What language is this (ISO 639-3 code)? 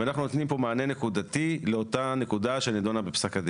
heb